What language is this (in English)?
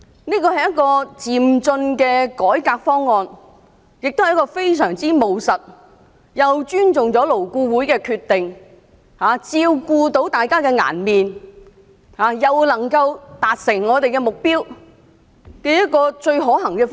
Cantonese